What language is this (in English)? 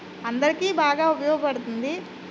Telugu